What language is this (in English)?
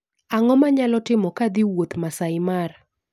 Luo (Kenya and Tanzania)